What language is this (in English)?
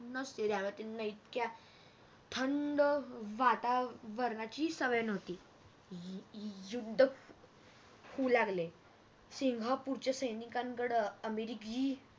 Marathi